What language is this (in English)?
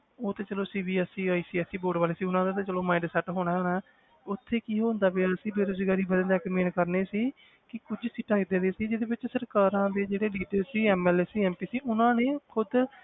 Punjabi